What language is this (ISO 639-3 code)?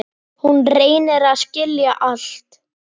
isl